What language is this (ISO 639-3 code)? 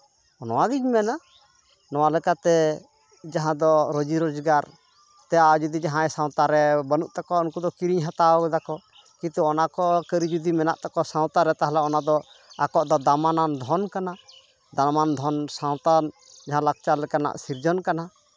sat